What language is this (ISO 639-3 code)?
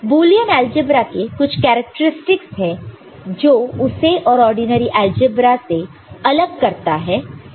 hin